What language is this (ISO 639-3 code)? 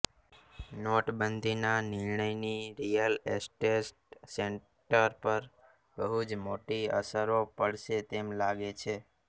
guj